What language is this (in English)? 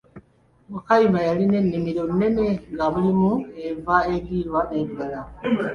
Ganda